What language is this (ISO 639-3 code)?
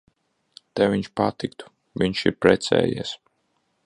lav